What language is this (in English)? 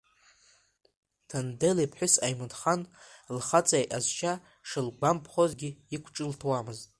Abkhazian